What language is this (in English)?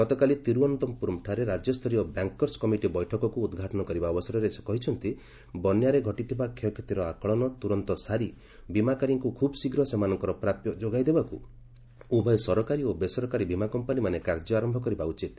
Odia